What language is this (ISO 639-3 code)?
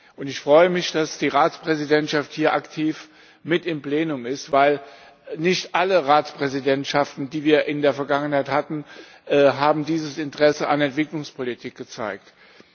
deu